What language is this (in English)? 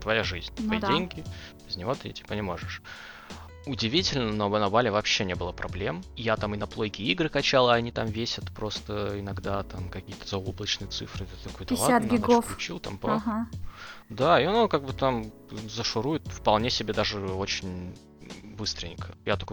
Russian